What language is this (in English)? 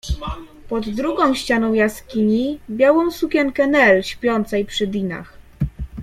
Polish